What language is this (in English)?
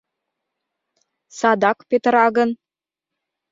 Mari